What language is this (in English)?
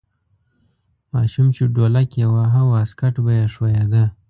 Pashto